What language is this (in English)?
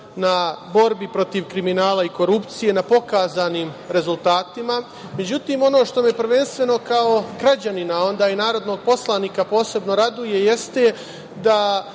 Serbian